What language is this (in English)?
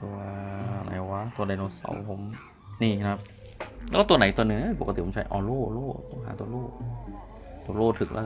Thai